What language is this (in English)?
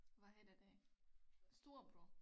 Danish